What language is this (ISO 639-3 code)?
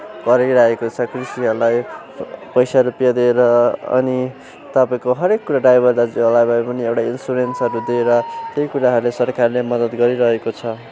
nep